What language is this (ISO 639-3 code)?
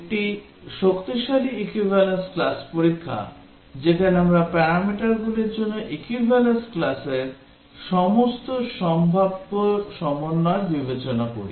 ben